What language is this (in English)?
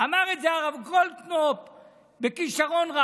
Hebrew